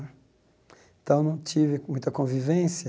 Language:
Portuguese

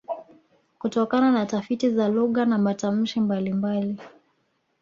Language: Swahili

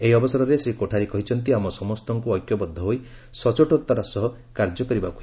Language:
Odia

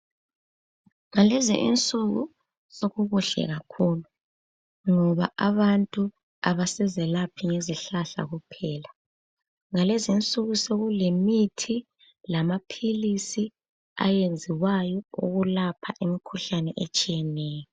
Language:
North Ndebele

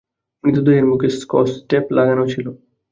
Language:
Bangla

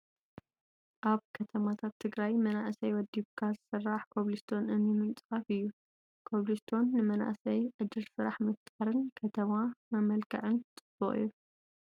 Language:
Tigrinya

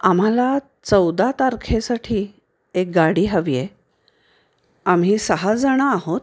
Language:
Marathi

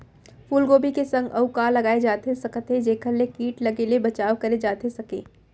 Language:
Chhattisgarhi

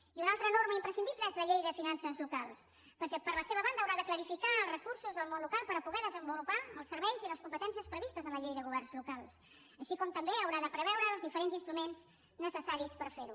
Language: Catalan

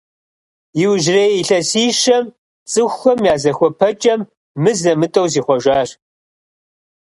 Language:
Kabardian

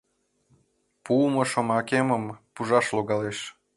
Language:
Mari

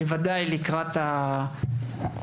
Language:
Hebrew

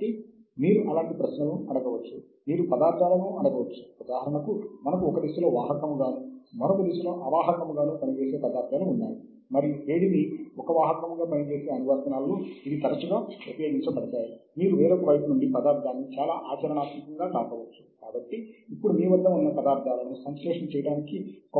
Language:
Telugu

